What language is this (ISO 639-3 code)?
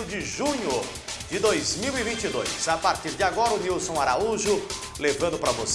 por